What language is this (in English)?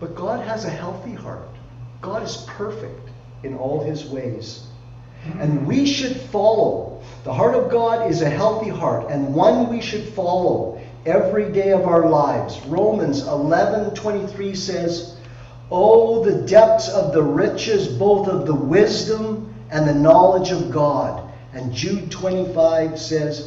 English